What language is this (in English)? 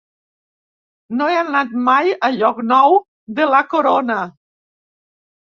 Catalan